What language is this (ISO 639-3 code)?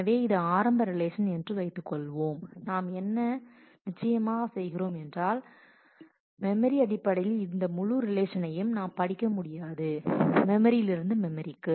tam